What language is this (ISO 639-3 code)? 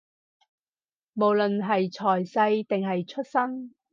yue